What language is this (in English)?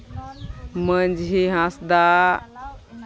Santali